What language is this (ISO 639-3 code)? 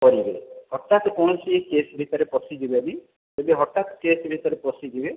ori